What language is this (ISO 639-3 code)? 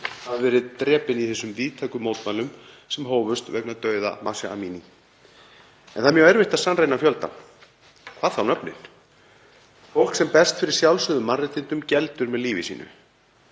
isl